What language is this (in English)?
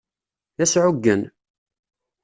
Kabyle